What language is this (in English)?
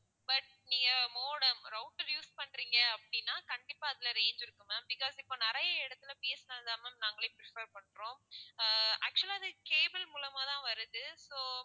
Tamil